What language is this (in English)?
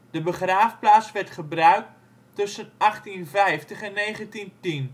Dutch